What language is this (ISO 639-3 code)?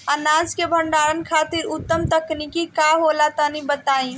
bho